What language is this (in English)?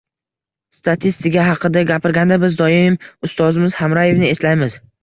Uzbek